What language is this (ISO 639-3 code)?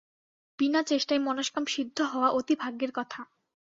ben